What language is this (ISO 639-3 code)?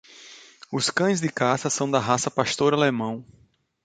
por